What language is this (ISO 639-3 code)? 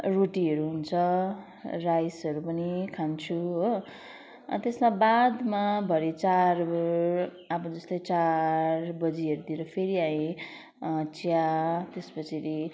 nep